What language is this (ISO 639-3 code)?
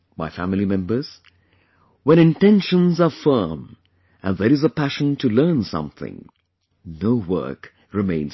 eng